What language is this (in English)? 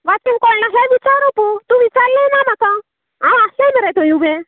Konkani